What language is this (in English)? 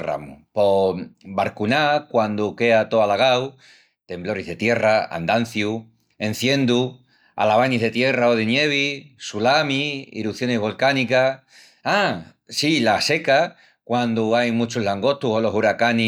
Extremaduran